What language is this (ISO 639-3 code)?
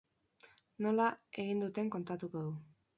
eus